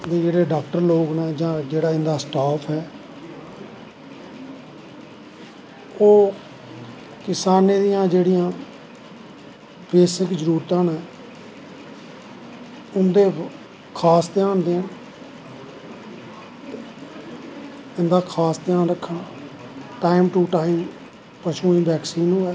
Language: Dogri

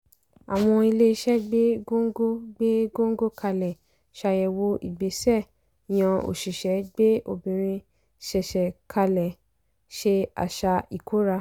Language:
Yoruba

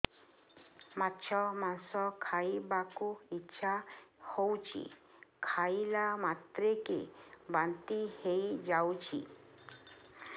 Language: Odia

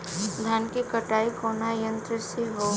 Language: Bhojpuri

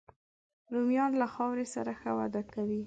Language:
Pashto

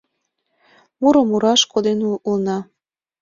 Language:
Mari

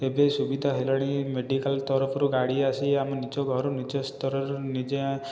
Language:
Odia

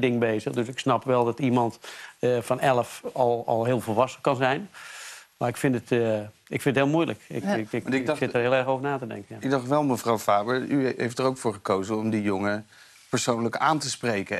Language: Dutch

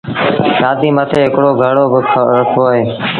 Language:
Sindhi Bhil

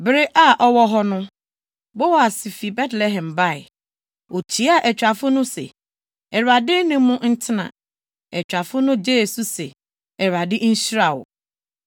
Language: Akan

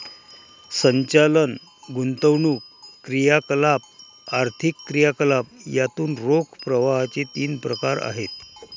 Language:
Marathi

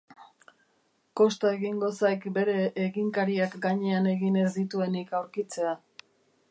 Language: Basque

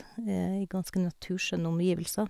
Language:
Norwegian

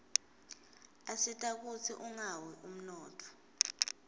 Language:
Swati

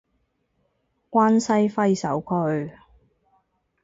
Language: Cantonese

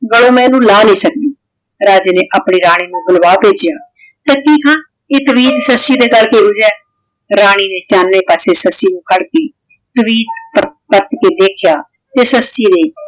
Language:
Punjabi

